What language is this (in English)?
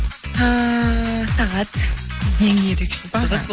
Kazakh